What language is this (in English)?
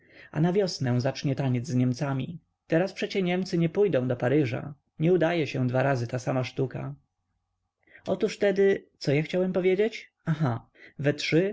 Polish